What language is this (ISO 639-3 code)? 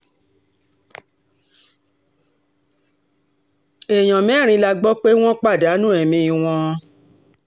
yor